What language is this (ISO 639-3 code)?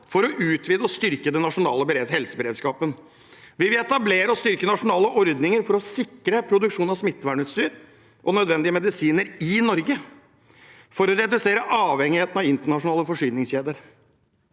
nor